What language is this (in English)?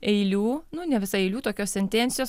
Lithuanian